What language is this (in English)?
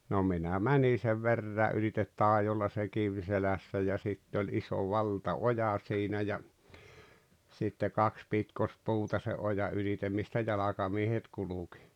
Finnish